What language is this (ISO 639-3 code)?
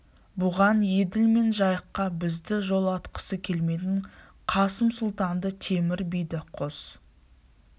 kaz